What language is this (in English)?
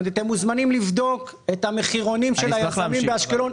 Hebrew